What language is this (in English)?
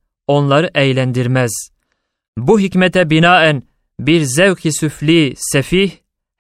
Turkish